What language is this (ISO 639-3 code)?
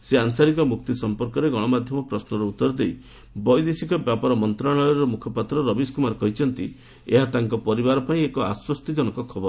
ori